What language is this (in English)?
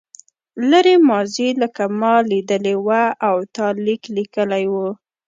Pashto